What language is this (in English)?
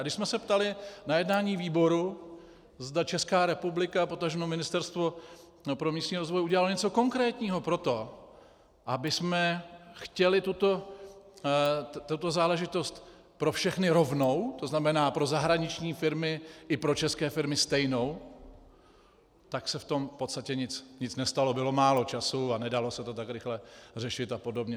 Czech